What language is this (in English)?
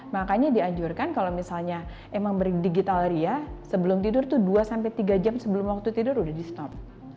Indonesian